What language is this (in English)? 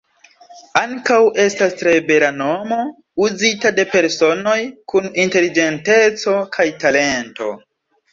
Esperanto